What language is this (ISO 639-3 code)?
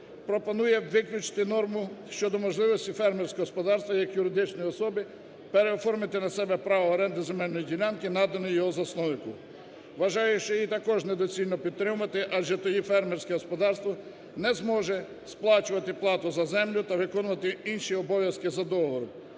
ukr